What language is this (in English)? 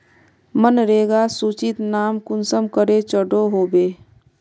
Magahi